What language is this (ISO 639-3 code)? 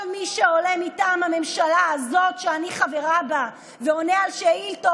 heb